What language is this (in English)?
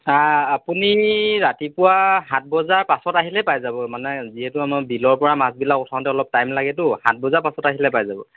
Assamese